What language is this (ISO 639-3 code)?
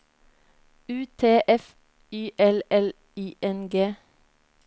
nor